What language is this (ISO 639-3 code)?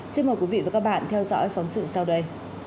vie